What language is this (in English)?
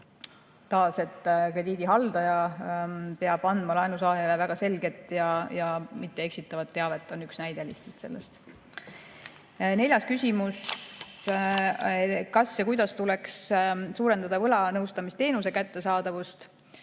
Estonian